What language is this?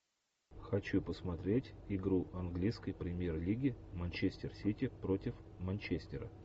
Russian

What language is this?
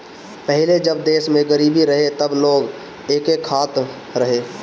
Bhojpuri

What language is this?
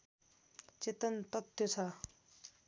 Nepali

